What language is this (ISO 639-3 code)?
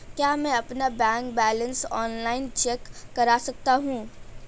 hin